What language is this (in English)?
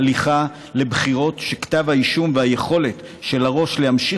Hebrew